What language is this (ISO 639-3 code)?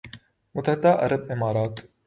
urd